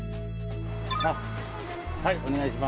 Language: Japanese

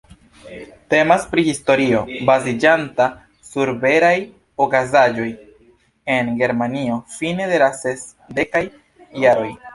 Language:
Esperanto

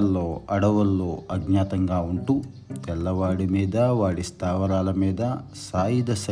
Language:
Telugu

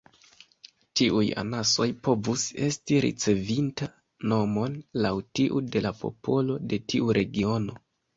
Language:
Esperanto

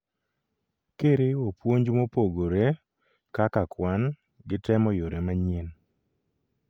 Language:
Luo (Kenya and Tanzania)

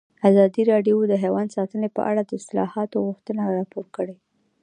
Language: Pashto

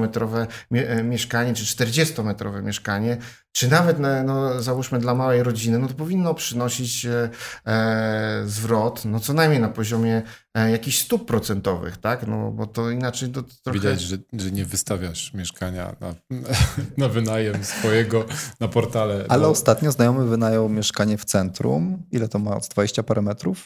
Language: Polish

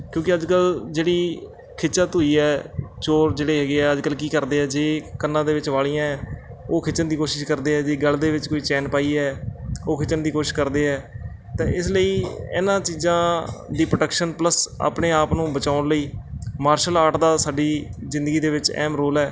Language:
Punjabi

